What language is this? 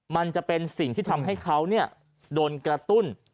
Thai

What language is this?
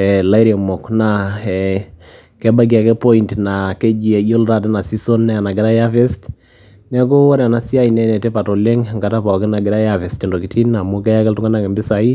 Masai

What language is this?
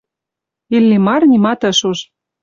Mari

